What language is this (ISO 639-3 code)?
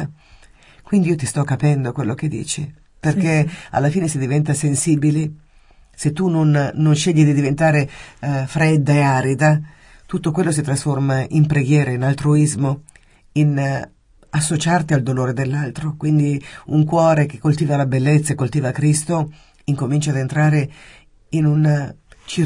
ita